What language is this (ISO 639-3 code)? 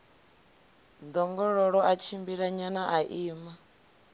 ven